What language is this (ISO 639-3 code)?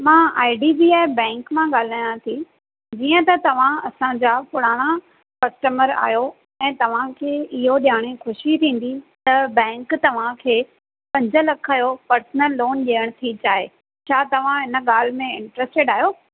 snd